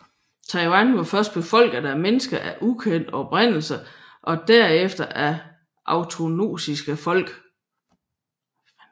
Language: Danish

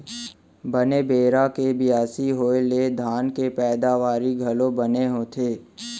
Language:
Chhattisgarhi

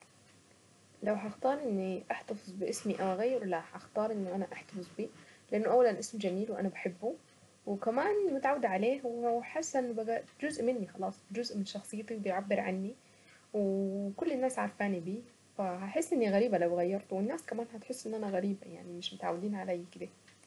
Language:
Saidi Arabic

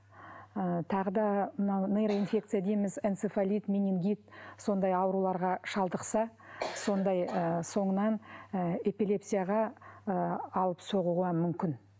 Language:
Kazakh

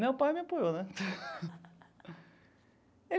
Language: Portuguese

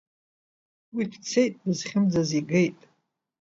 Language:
Abkhazian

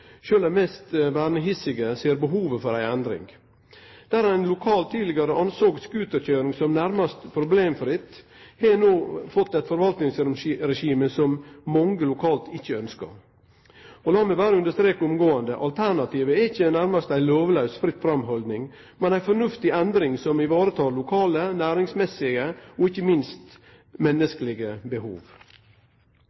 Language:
Norwegian Nynorsk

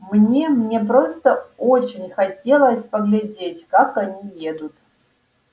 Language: Russian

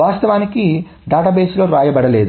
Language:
Telugu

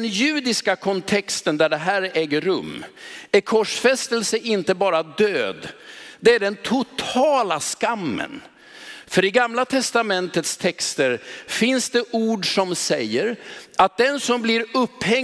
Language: Swedish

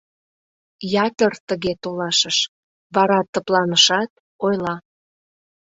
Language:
Mari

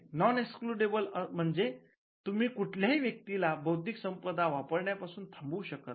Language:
Marathi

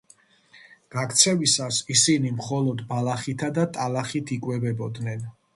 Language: Georgian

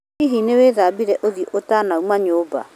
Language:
Kikuyu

